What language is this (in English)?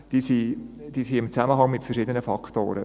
Swiss German